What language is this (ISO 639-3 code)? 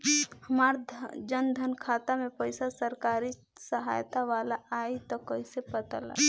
bho